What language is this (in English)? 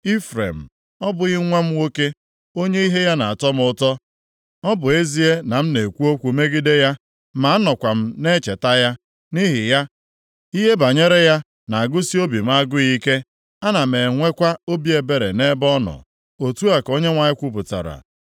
Igbo